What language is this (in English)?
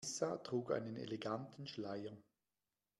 German